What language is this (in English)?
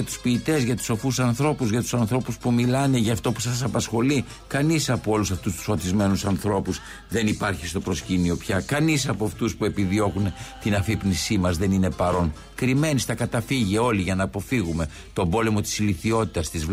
Greek